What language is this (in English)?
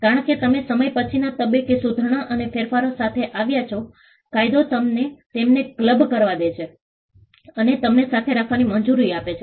Gujarati